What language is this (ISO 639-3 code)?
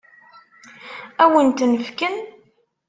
kab